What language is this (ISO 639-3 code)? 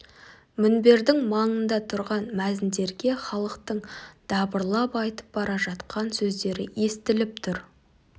kaz